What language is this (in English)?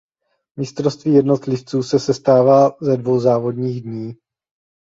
Czech